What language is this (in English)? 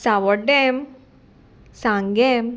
Konkani